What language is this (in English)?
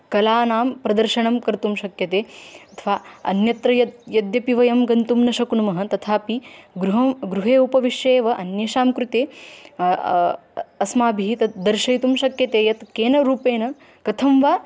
Sanskrit